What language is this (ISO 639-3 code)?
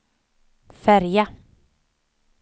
swe